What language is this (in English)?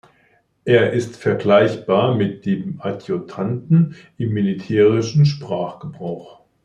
German